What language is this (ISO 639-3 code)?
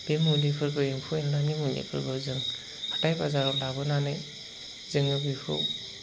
brx